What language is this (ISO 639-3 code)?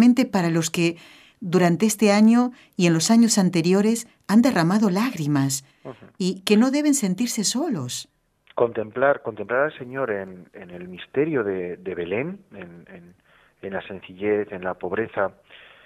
spa